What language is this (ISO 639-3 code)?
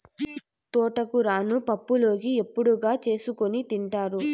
tel